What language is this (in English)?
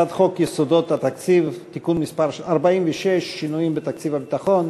Hebrew